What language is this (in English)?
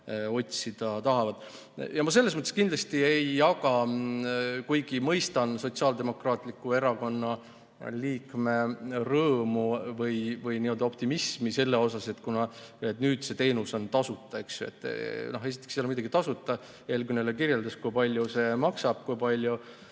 Estonian